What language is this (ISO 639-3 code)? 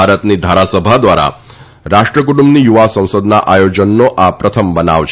guj